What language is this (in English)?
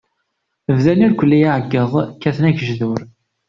Kabyle